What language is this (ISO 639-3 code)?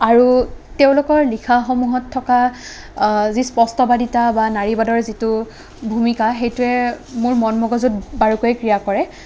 asm